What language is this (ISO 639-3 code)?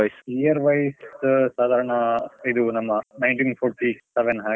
kan